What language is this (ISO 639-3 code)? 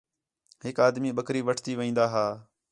xhe